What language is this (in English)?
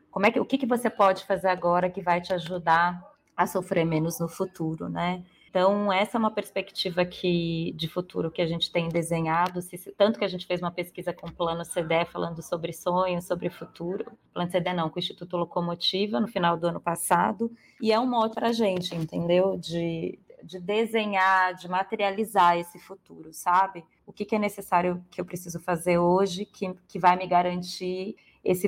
Portuguese